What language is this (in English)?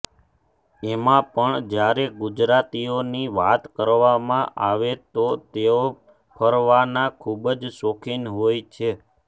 Gujarati